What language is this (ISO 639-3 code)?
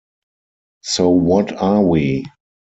eng